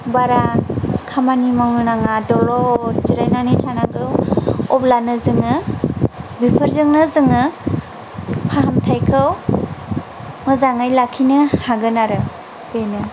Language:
Bodo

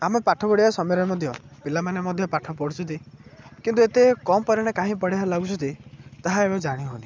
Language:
Odia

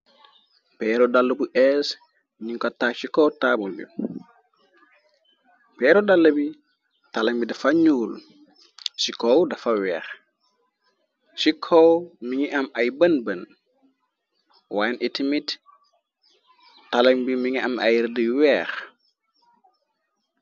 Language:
Wolof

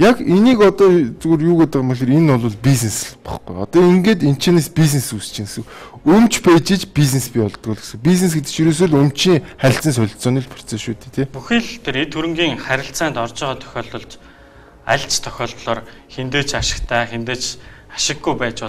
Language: Turkish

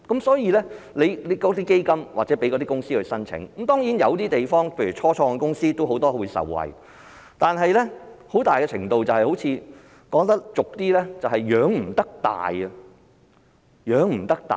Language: Cantonese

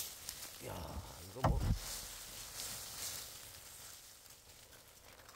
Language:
Korean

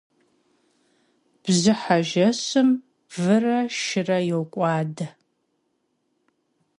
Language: Kabardian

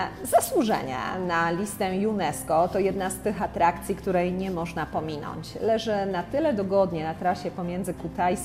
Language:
Polish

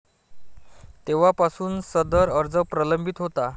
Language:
Marathi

